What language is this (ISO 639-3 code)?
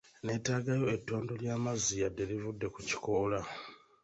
lug